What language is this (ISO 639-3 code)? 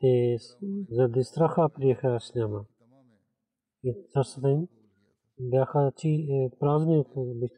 bul